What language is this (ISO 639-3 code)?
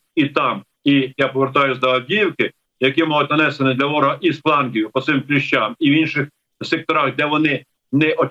ukr